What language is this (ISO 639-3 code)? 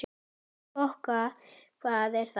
isl